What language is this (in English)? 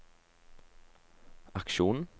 Norwegian